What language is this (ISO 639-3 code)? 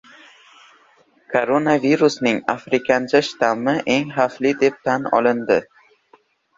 uzb